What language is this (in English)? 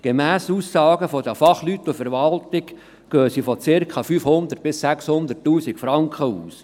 Swiss German